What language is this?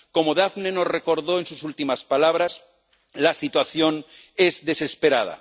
Spanish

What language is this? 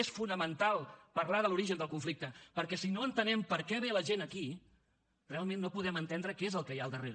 Catalan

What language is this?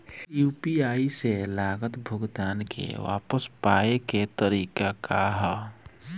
Bhojpuri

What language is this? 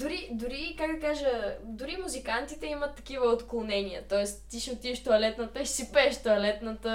Bulgarian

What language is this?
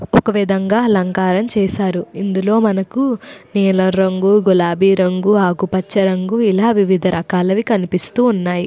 Telugu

